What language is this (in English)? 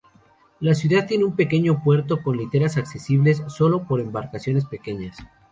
Spanish